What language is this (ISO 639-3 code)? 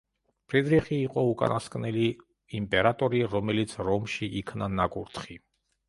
kat